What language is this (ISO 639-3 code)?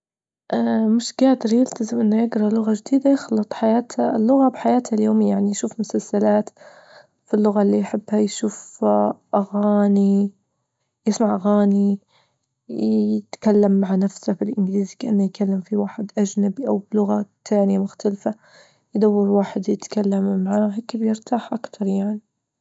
ayl